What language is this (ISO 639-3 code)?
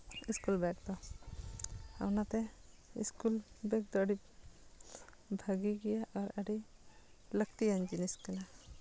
sat